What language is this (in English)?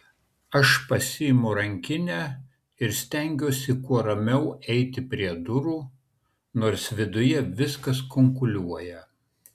Lithuanian